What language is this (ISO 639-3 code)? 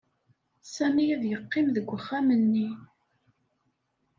kab